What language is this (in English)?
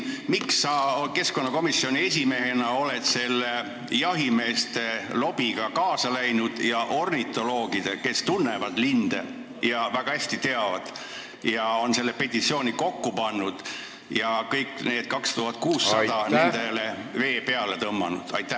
Estonian